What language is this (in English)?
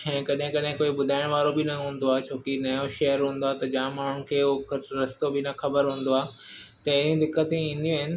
Sindhi